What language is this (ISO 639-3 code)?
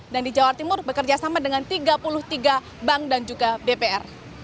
ind